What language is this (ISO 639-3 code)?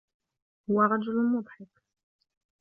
ara